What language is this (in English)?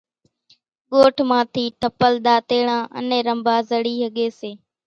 Kachi Koli